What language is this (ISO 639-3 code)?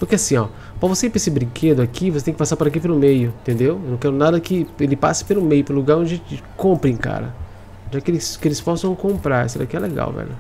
por